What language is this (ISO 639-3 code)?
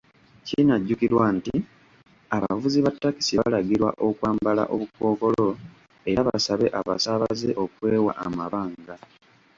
lug